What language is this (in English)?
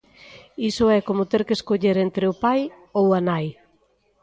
Galician